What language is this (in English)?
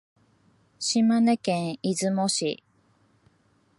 Japanese